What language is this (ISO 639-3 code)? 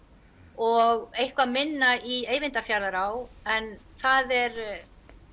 isl